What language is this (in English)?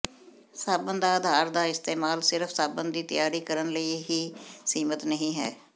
Punjabi